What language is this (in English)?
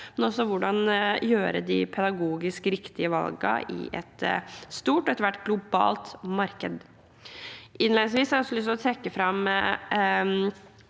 Norwegian